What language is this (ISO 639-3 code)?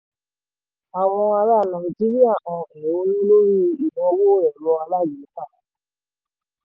yor